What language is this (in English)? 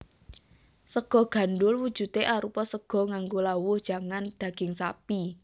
Javanese